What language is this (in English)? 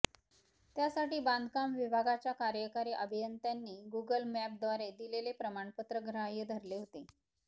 Marathi